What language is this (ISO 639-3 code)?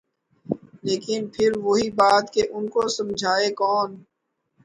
urd